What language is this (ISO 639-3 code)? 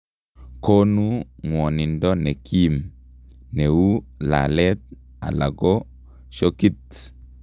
kln